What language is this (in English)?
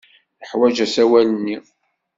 Kabyle